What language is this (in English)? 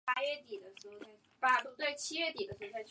Chinese